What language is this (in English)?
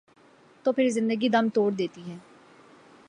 Urdu